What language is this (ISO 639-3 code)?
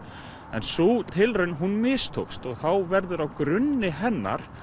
isl